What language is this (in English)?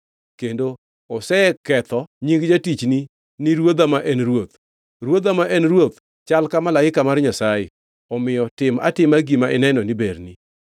Luo (Kenya and Tanzania)